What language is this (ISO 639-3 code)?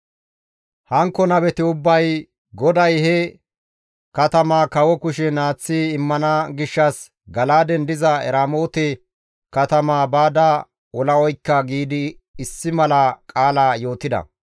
gmv